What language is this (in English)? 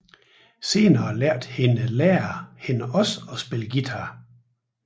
Danish